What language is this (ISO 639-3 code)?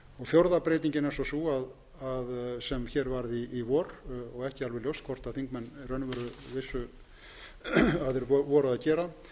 isl